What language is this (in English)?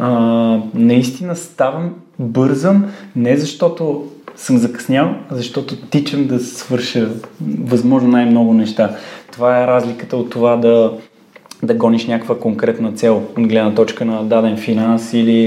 Bulgarian